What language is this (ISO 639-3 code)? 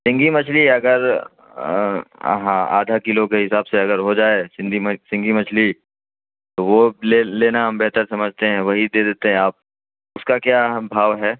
urd